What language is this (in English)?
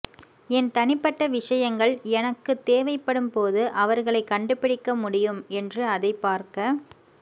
Tamil